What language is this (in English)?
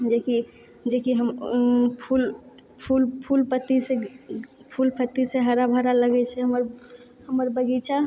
Maithili